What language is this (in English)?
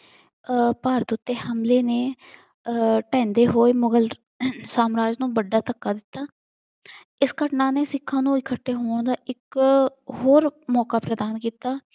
Punjabi